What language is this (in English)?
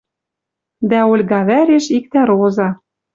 Western Mari